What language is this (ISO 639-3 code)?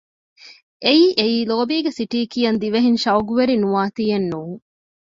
div